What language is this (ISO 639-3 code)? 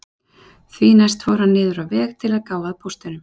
isl